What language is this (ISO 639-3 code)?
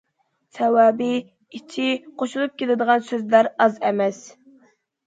uig